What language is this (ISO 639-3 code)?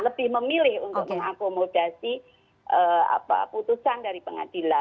ind